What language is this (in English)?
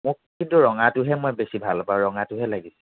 Assamese